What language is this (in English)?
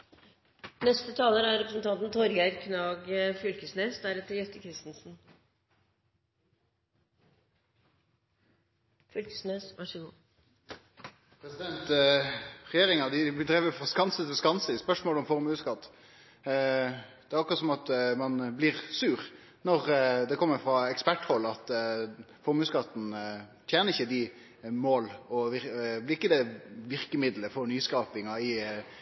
Norwegian Nynorsk